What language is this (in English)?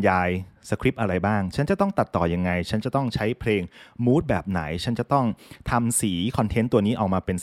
Thai